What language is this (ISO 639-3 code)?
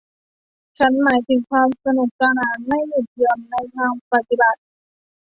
tha